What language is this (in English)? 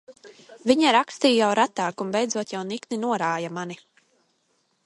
Latvian